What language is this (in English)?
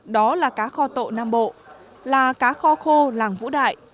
Vietnamese